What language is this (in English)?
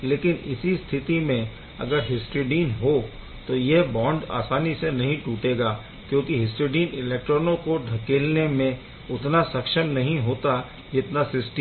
Hindi